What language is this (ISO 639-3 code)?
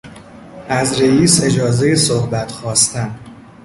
fas